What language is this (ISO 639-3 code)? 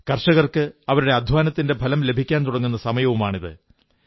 mal